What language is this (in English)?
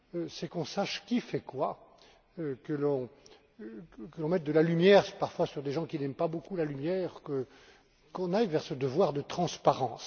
French